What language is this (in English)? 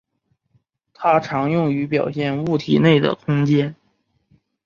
Chinese